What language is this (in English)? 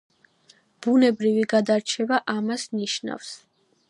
Georgian